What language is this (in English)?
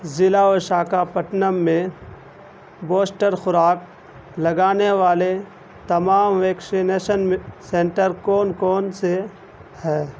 Urdu